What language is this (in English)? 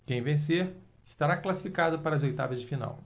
Portuguese